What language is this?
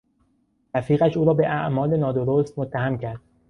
Persian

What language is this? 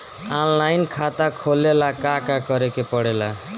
Bhojpuri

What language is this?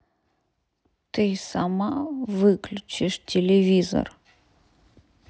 Russian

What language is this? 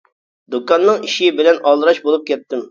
Uyghur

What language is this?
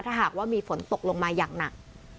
Thai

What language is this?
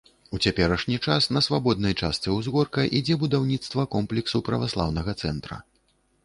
Belarusian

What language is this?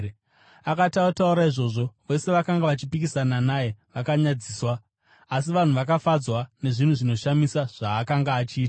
Shona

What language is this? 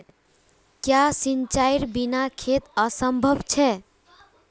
Magahi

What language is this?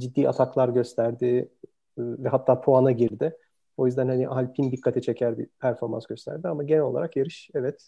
Turkish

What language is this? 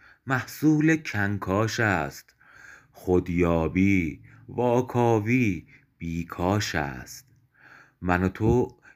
Persian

